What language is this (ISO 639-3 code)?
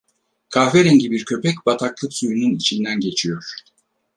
tur